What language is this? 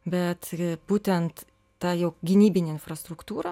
Lithuanian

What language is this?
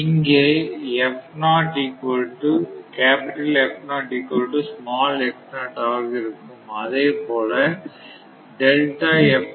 Tamil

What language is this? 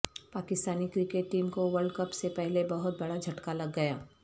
Urdu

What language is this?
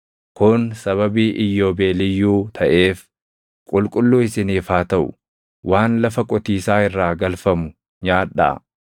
Oromo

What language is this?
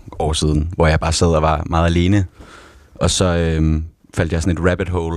Danish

